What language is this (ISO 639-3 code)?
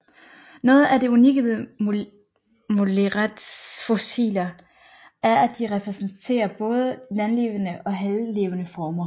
dan